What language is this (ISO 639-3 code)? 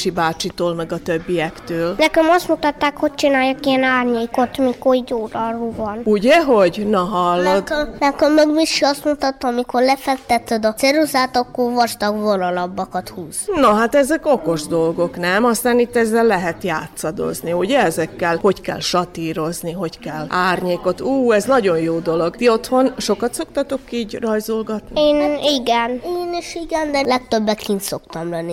hun